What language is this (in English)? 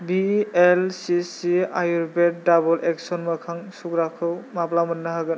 Bodo